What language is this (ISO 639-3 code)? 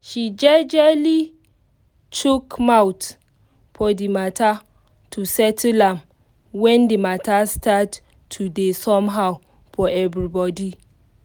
pcm